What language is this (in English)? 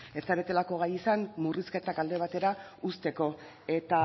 Basque